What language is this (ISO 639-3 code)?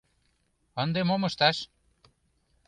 chm